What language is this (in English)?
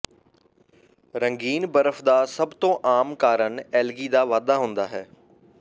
Punjabi